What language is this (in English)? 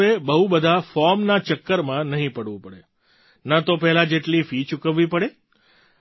Gujarati